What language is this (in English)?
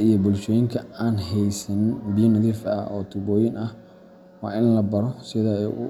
Somali